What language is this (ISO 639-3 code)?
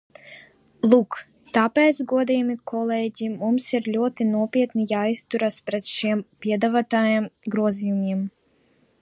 lav